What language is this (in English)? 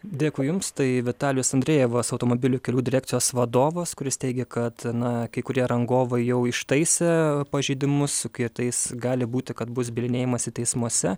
Lithuanian